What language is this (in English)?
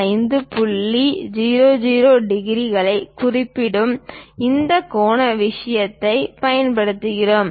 Tamil